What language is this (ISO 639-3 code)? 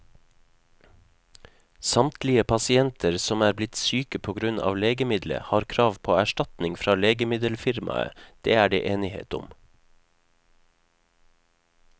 nor